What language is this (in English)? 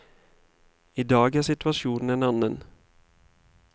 Norwegian